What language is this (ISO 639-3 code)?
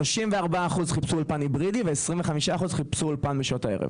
heb